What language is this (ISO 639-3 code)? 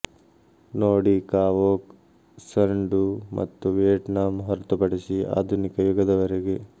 kan